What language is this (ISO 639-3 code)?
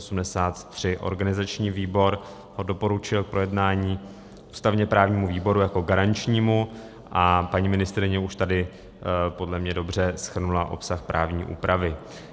ces